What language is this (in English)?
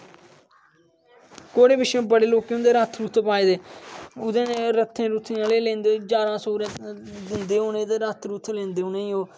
Dogri